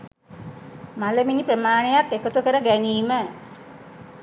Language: Sinhala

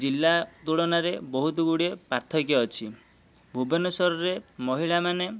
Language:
Odia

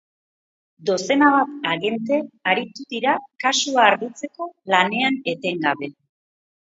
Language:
Basque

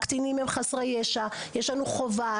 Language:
Hebrew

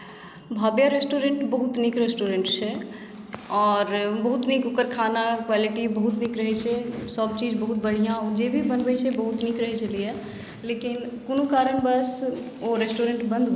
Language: Maithili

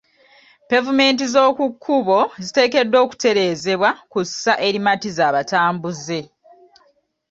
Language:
Ganda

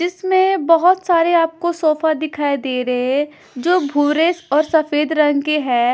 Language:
Hindi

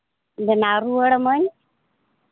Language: Santali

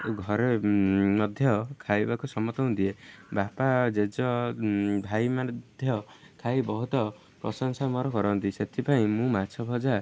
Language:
Odia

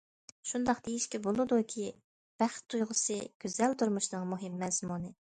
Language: Uyghur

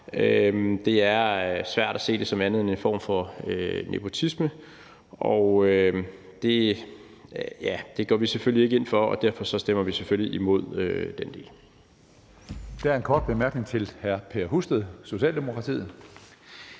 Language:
Danish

